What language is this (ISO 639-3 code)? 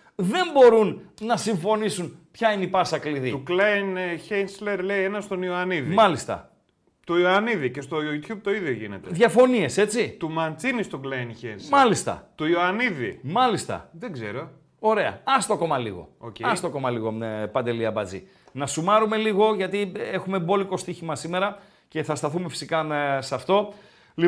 ell